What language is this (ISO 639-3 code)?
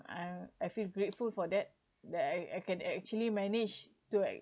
eng